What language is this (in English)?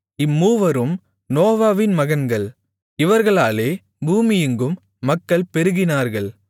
Tamil